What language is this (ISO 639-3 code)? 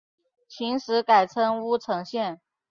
zho